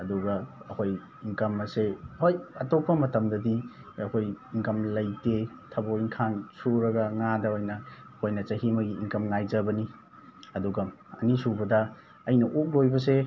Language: Manipuri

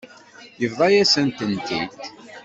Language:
Kabyle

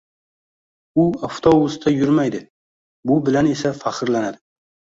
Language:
Uzbek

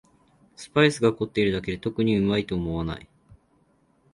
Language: Japanese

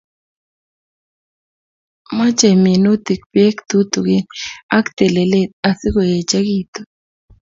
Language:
Kalenjin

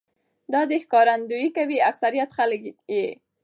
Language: Pashto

